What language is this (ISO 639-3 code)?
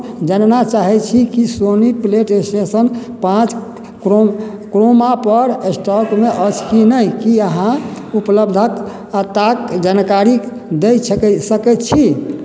mai